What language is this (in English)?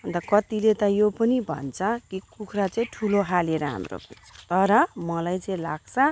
Nepali